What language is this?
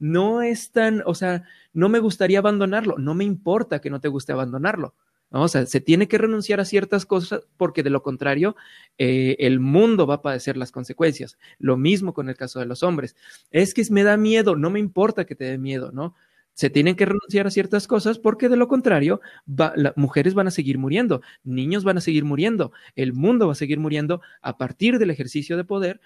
Spanish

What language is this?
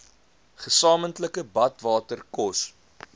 Afrikaans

